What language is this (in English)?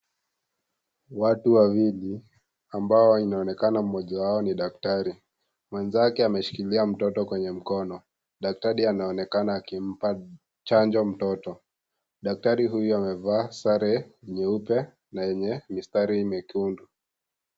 Swahili